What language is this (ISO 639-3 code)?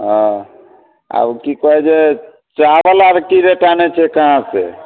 mai